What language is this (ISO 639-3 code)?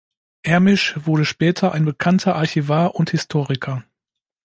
deu